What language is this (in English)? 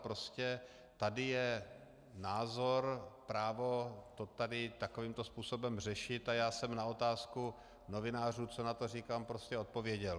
Czech